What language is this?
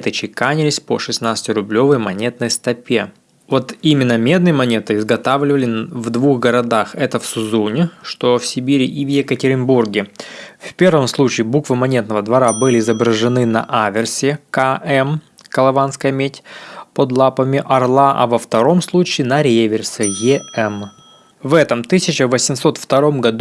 Russian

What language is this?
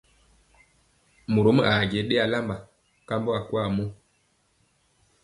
Mpiemo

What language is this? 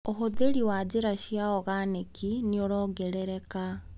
Kikuyu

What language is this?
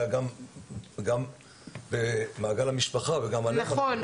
Hebrew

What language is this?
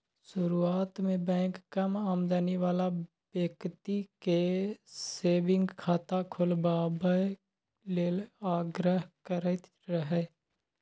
Maithili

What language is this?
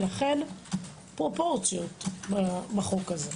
Hebrew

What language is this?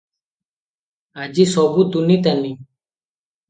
Odia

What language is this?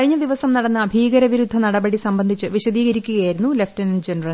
Malayalam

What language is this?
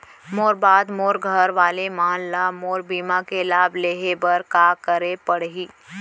Chhattisgarhi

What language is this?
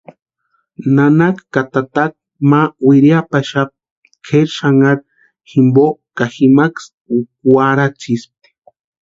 Western Highland Purepecha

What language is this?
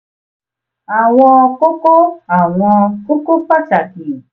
Yoruba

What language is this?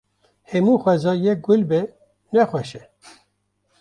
Kurdish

